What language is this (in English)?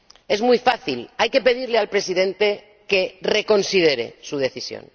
Spanish